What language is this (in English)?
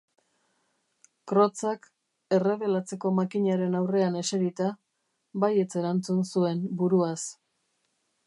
Basque